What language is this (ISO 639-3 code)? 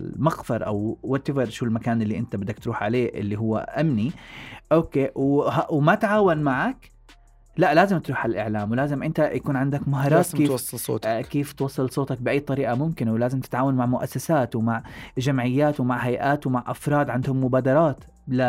ara